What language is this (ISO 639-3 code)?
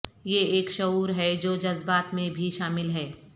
urd